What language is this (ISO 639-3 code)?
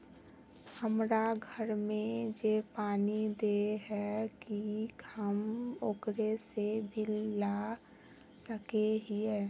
mag